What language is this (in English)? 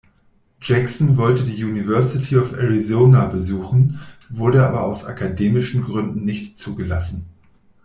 German